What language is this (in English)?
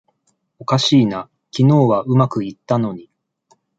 Japanese